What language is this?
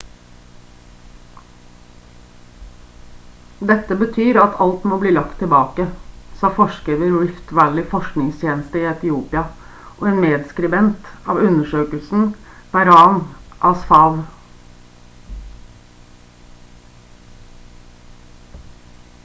Norwegian Bokmål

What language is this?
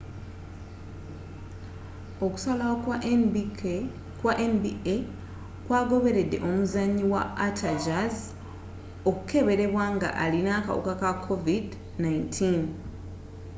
Ganda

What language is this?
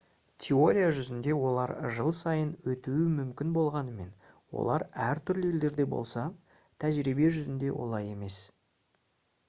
Kazakh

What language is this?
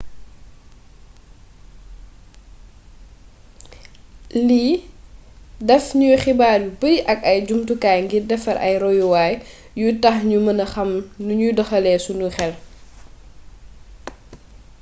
Wolof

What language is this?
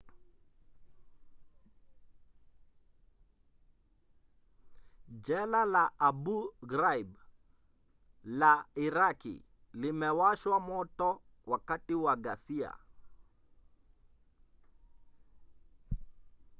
Swahili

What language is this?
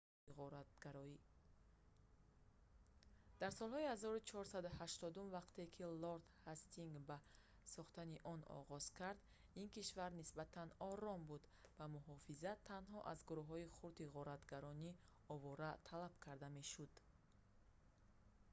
Tajik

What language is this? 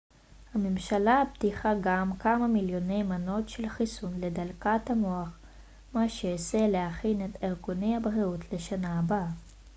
Hebrew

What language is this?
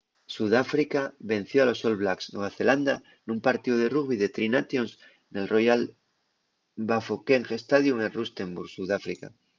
Asturian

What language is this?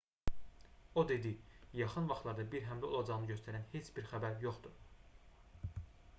Azerbaijani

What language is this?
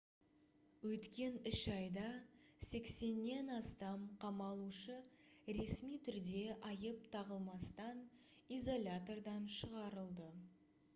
Kazakh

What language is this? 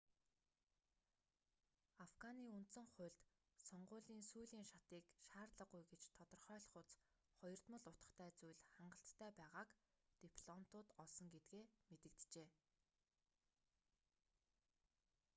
Mongolian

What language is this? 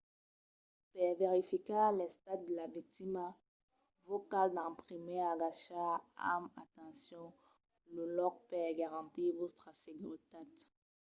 Occitan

